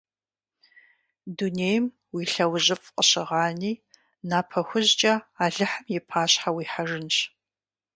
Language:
Kabardian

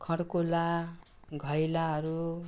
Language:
Nepali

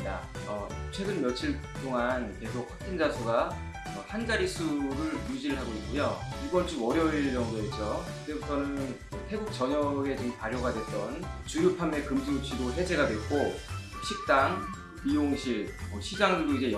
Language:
Korean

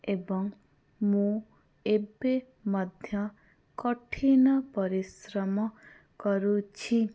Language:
Odia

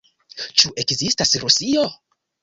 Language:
Esperanto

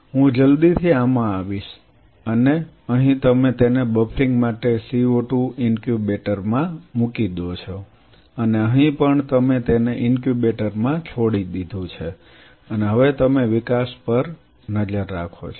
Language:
Gujarati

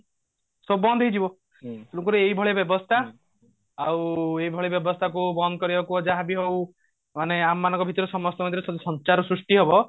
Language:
Odia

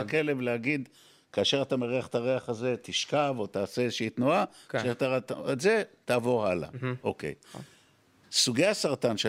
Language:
Hebrew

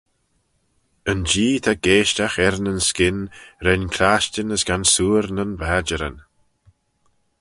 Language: Manx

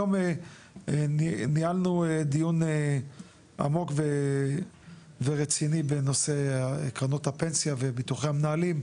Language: Hebrew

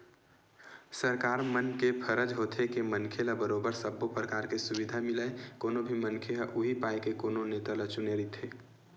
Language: Chhattisgarhi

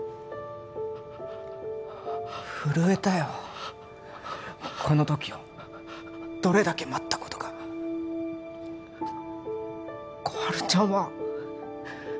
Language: Japanese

